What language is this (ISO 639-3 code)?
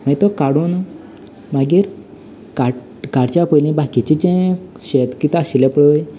kok